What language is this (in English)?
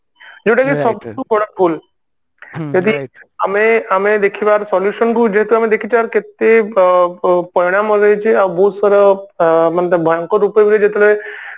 Odia